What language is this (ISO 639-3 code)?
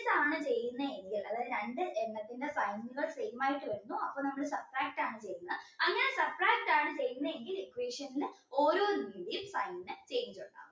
mal